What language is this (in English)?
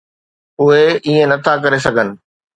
Sindhi